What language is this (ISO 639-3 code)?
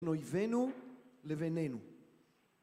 heb